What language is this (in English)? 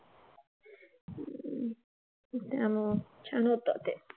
Marathi